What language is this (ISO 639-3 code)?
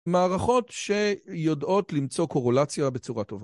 heb